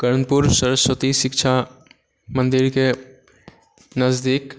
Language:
Maithili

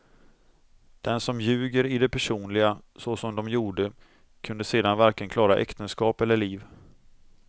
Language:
Swedish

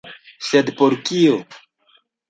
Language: Esperanto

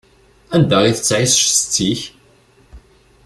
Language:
Kabyle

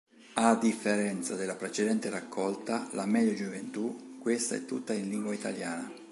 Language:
Italian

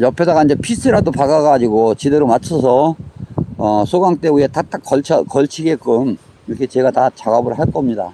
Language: Korean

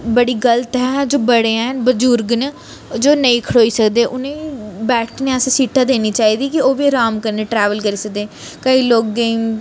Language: Dogri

